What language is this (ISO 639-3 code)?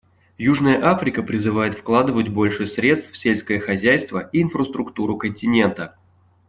rus